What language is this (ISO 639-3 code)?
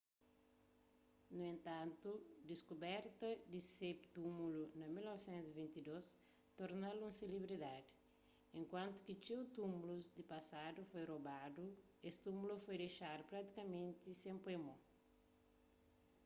kea